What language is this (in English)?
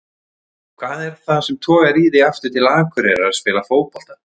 Icelandic